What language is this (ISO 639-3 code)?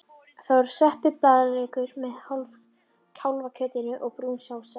isl